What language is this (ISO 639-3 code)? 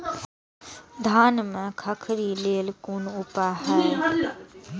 mai